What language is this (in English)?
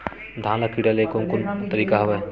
Chhattisgarhi